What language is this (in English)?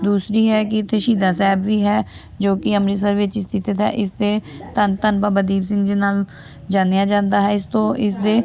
Punjabi